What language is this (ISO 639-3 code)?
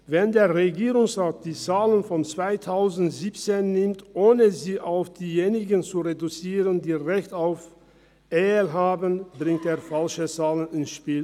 gsw